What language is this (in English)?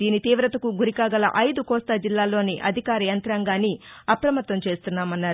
Telugu